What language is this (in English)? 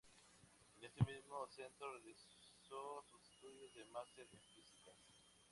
Spanish